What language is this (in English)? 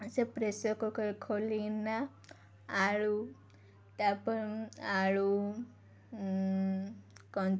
Odia